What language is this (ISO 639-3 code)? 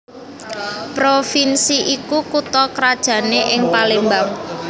jav